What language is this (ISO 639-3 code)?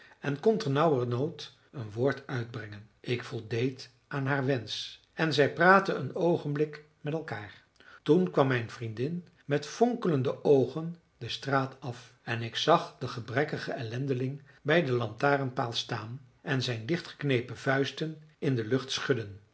nld